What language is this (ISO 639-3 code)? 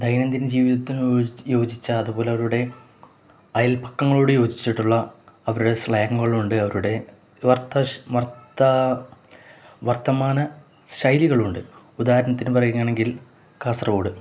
mal